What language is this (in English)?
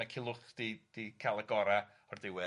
Welsh